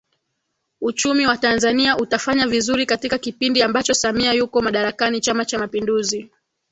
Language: Swahili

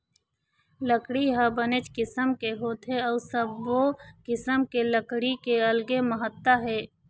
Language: Chhattisgarhi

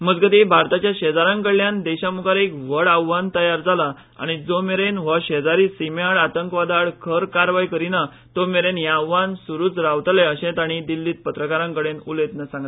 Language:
Konkani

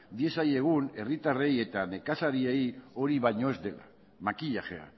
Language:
Basque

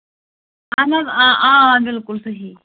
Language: Kashmiri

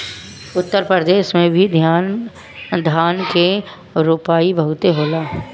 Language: Bhojpuri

